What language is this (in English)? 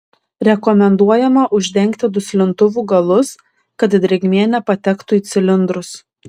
Lithuanian